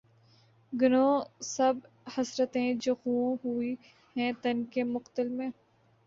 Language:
Urdu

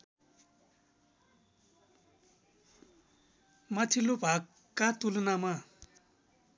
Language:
Nepali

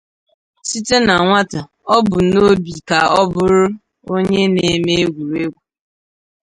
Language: Igbo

